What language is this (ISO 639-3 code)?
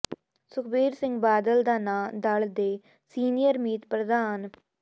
pan